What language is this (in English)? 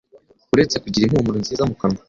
Kinyarwanda